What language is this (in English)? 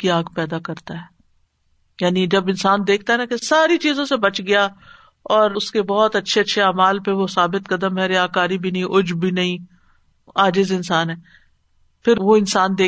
Urdu